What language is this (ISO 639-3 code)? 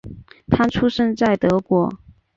zho